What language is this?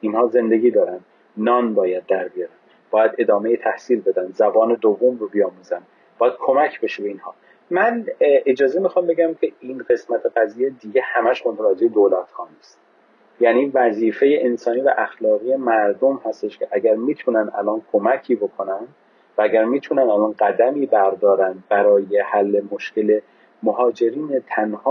Persian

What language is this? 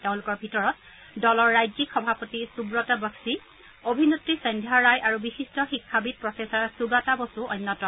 Assamese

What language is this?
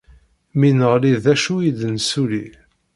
Kabyle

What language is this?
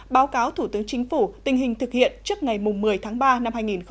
Vietnamese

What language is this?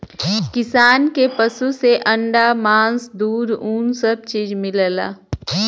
Bhojpuri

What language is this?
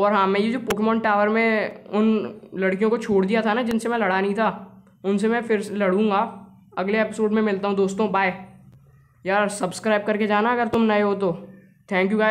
Hindi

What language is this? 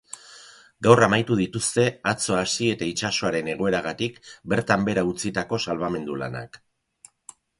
Basque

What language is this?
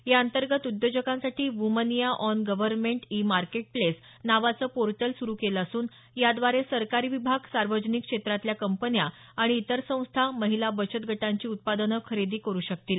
Marathi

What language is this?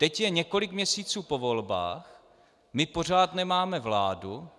Czech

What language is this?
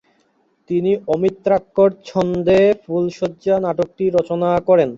Bangla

